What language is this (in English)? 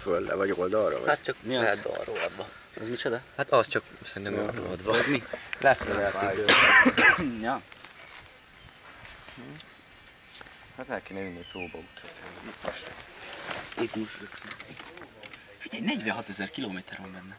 Hungarian